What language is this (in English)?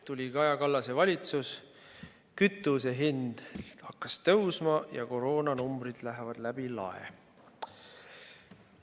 Estonian